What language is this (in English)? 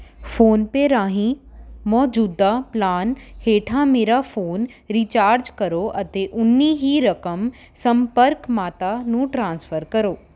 Punjabi